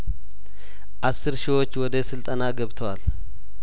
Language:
Amharic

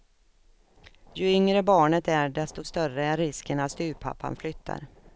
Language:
Swedish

